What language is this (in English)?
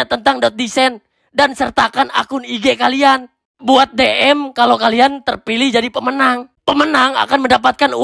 Indonesian